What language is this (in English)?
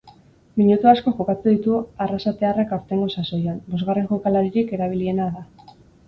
Basque